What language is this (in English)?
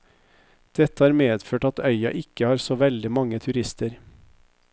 Norwegian